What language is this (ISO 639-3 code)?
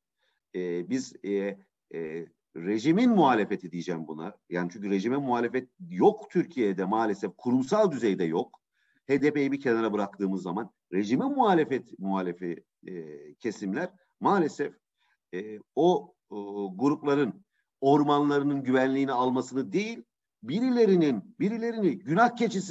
tur